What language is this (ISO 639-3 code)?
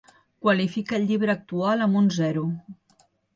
cat